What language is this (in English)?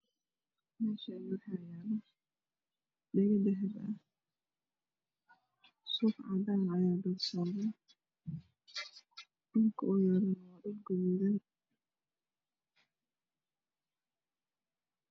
Somali